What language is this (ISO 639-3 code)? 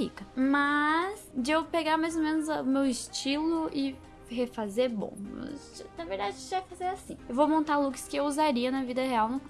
por